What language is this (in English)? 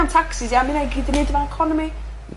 Welsh